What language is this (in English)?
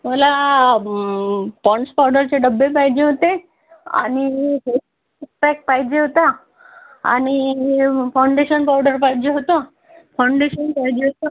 Marathi